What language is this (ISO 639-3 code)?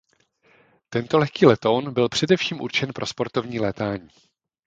ces